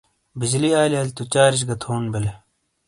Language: Shina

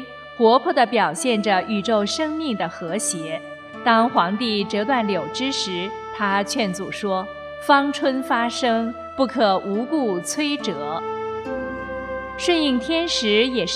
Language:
Chinese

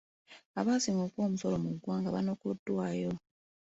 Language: Ganda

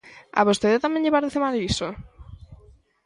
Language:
Galician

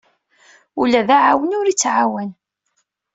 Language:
Kabyle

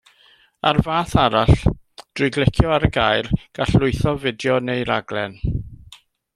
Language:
Welsh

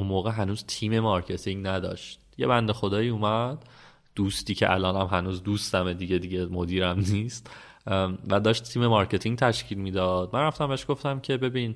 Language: Persian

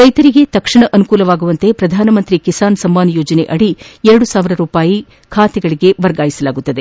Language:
Kannada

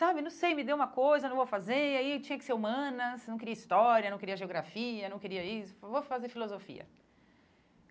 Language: Portuguese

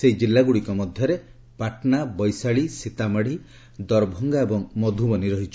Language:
Odia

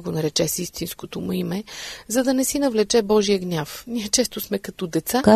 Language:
Bulgarian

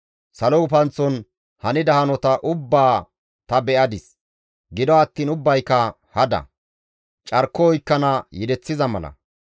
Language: Gamo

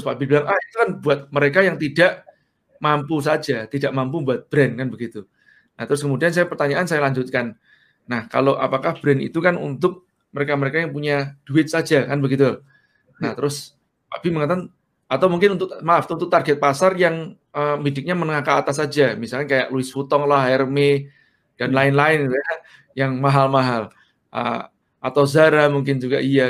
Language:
Indonesian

